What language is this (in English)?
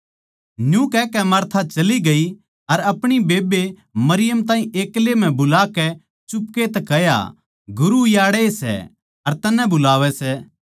Haryanvi